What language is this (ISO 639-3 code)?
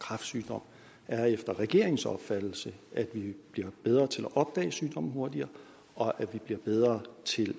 dan